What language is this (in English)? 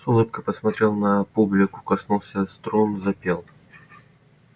Russian